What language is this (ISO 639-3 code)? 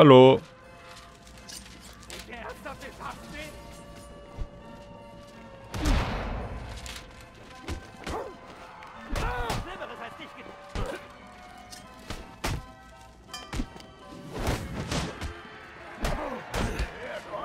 deu